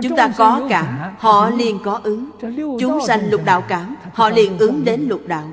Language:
Vietnamese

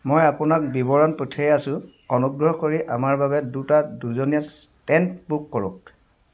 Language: Assamese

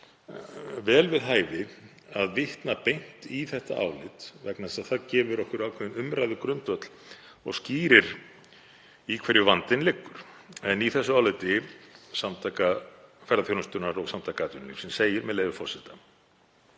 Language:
Icelandic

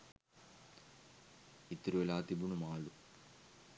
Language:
Sinhala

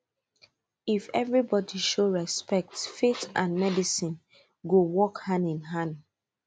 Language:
Nigerian Pidgin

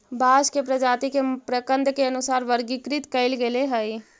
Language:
Magahi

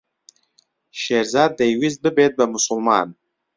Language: Central Kurdish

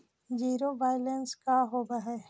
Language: Magahi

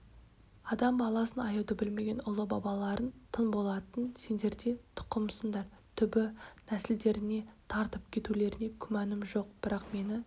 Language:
Kazakh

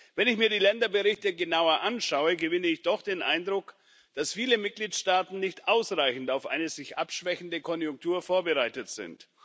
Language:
German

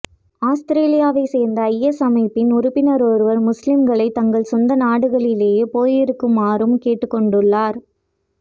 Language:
Tamil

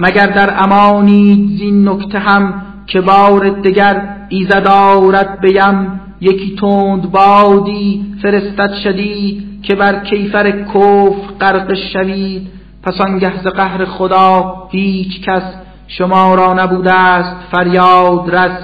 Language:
Persian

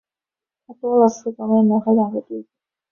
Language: Chinese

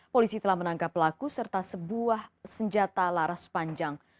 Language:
Indonesian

